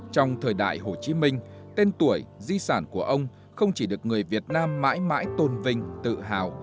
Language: Vietnamese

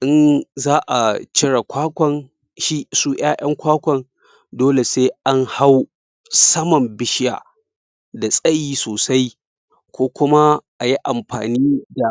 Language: Hausa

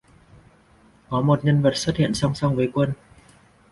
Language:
Vietnamese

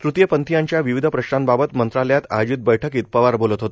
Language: Marathi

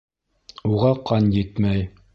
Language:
Bashkir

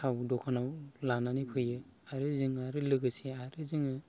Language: Bodo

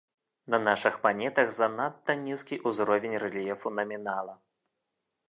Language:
Belarusian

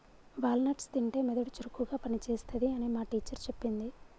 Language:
Telugu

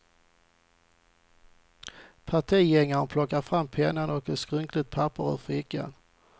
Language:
Swedish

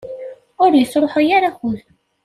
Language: Kabyle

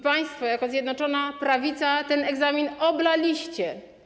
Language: Polish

